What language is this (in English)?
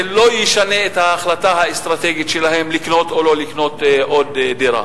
Hebrew